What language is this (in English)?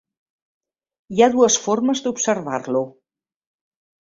Catalan